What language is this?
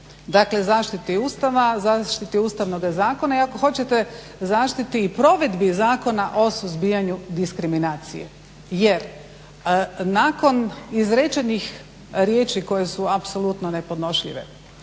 Croatian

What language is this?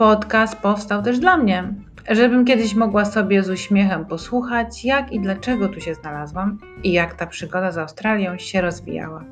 Polish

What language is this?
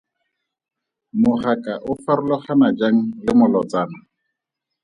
Tswana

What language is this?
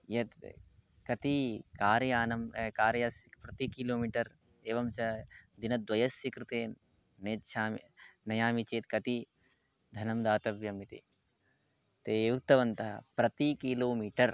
Sanskrit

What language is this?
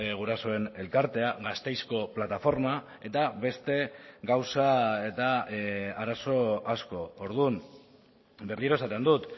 Basque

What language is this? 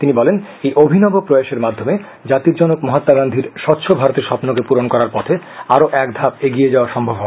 Bangla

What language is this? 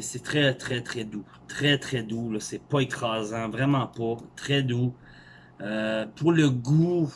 French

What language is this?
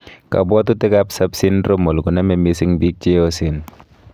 Kalenjin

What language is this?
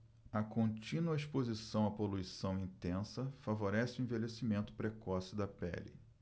Portuguese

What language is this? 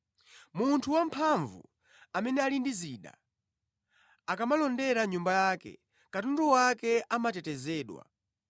Nyanja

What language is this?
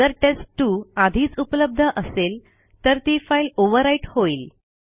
Marathi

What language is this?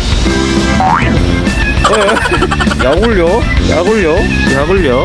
Korean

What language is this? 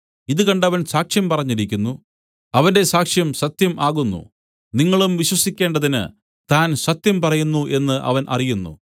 Malayalam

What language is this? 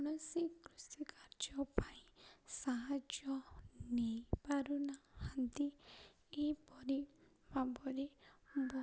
Odia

